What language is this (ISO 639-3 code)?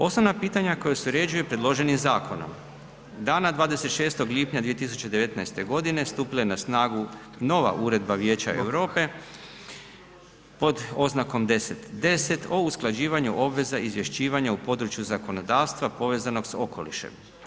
hrv